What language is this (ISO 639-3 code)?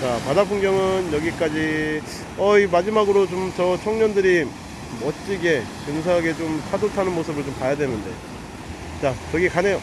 kor